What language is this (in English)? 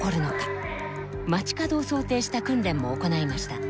Japanese